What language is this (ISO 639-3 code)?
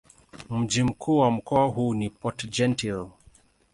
swa